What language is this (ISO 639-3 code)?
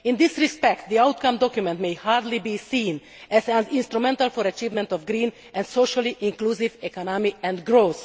eng